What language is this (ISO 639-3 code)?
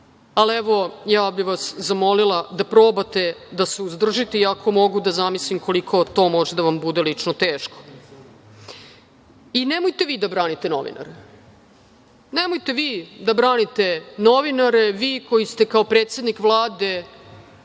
srp